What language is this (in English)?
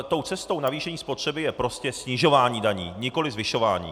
Czech